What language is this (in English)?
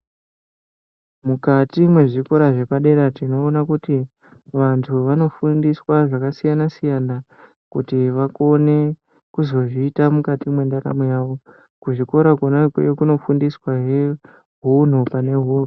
Ndau